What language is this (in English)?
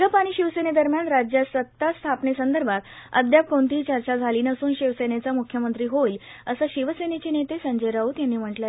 Marathi